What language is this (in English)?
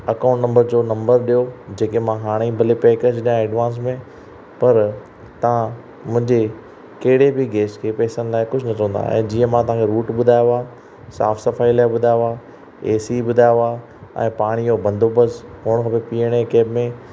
Sindhi